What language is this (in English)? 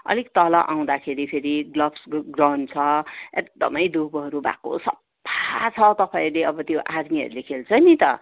Nepali